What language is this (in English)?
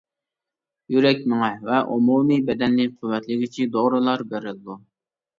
Uyghur